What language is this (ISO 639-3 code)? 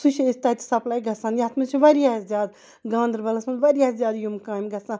kas